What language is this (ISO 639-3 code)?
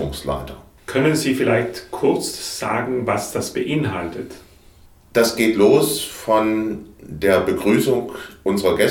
deu